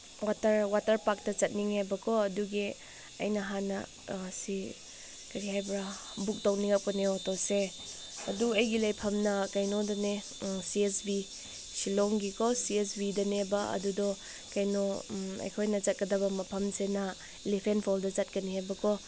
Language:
Manipuri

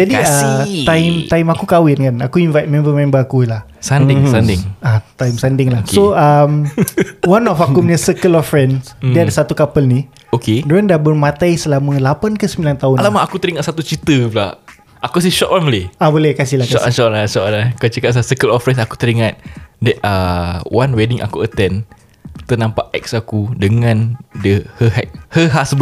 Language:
Malay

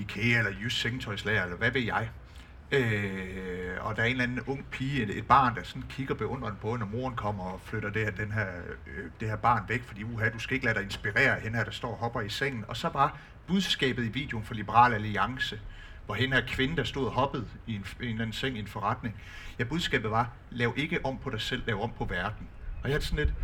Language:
Danish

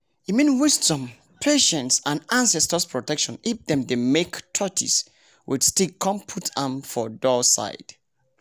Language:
Nigerian Pidgin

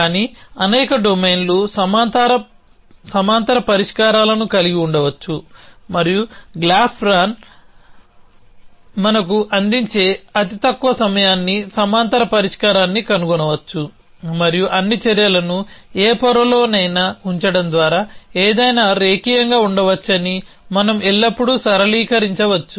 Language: Telugu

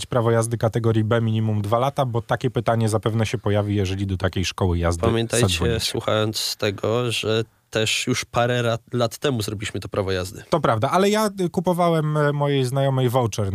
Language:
Polish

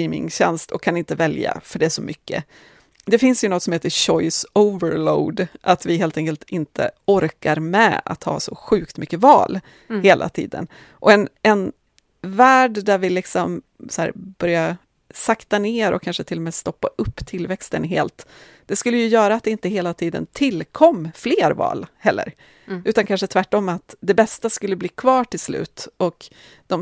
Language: Swedish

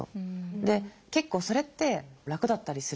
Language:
Japanese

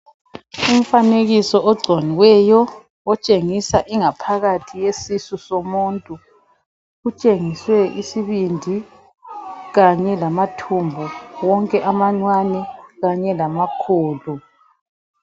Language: North Ndebele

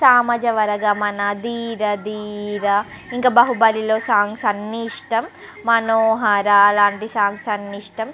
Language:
Telugu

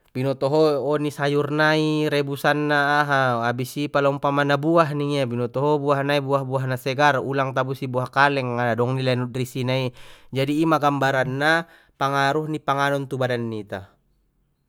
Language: Batak Mandailing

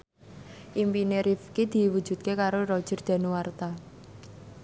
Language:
Javanese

